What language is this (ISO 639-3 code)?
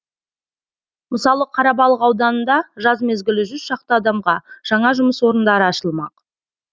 kaz